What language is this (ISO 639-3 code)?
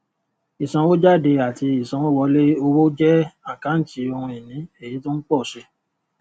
yor